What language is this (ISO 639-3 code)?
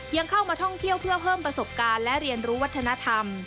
tha